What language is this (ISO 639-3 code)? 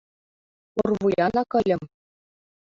chm